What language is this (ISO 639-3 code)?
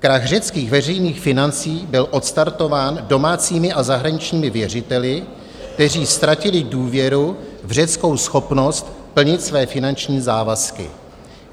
ces